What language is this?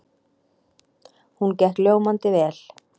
Icelandic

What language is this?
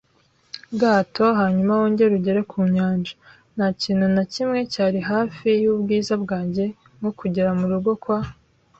Kinyarwanda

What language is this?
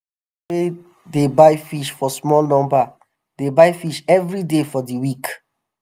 Nigerian Pidgin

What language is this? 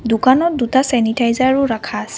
Assamese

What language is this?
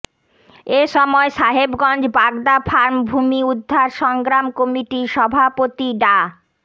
Bangla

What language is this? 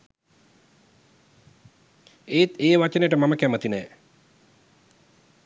Sinhala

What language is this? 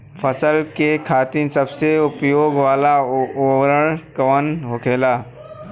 Bhojpuri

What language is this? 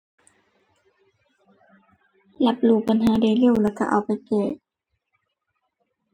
Thai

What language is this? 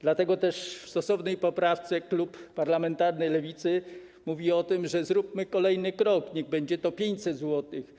Polish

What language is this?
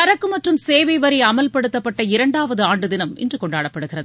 Tamil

